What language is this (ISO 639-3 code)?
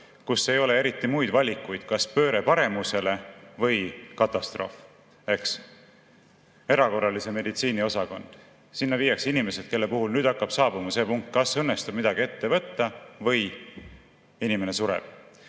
est